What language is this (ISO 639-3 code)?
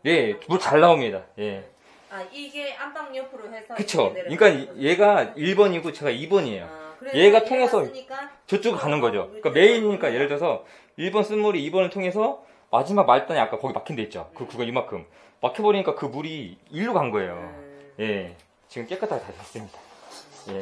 kor